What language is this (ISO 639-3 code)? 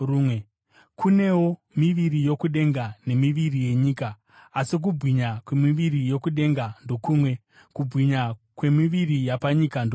sna